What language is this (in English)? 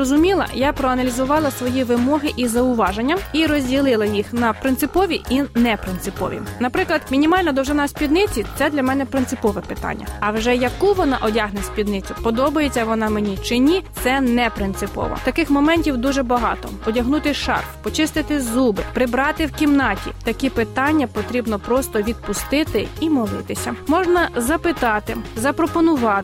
Ukrainian